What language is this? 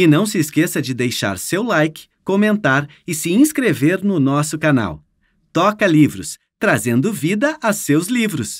Portuguese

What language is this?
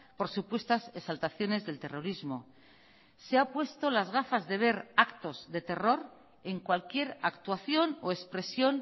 Spanish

